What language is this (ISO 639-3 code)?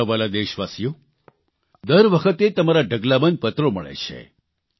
guj